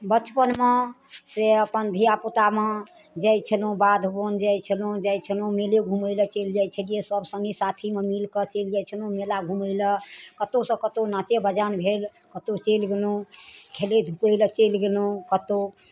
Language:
Maithili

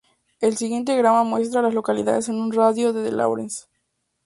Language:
Spanish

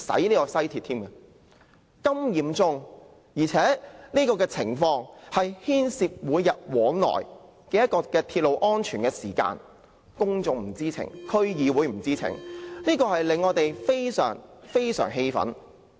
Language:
Cantonese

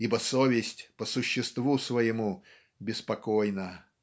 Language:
Russian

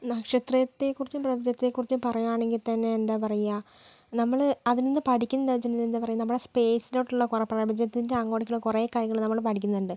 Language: Malayalam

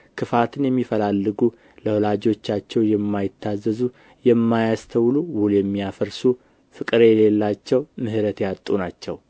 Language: Amharic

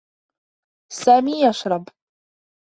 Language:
Arabic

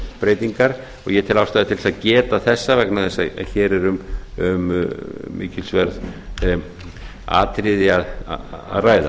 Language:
Icelandic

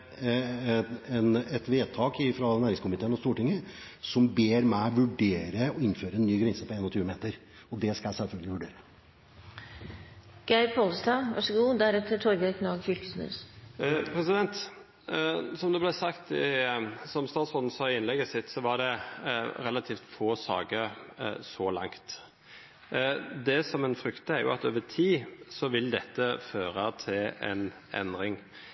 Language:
Norwegian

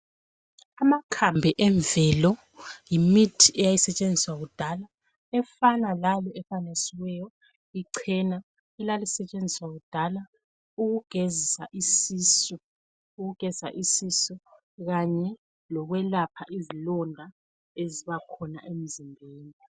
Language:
North Ndebele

